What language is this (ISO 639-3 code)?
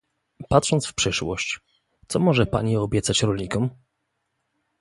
pol